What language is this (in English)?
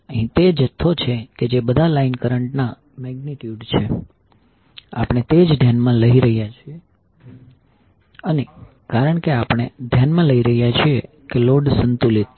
Gujarati